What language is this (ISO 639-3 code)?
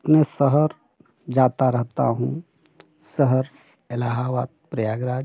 hin